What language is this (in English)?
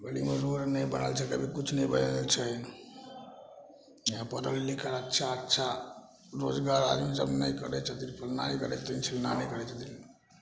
Maithili